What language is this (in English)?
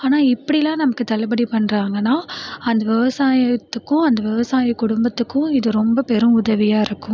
Tamil